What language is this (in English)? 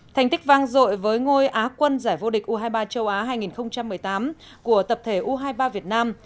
Vietnamese